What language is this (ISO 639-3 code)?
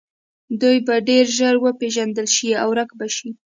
pus